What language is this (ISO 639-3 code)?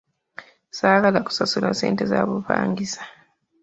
lug